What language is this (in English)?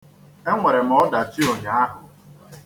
Igbo